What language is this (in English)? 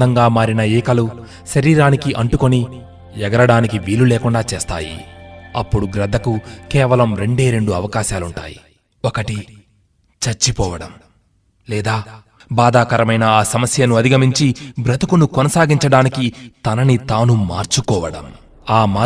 Telugu